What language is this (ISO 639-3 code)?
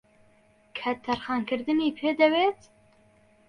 ckb